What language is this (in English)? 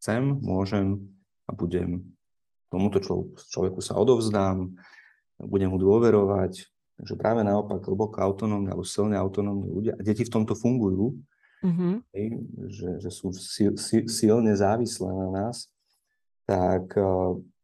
Slovak